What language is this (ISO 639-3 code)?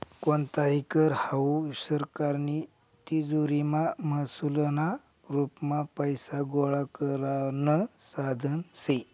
mar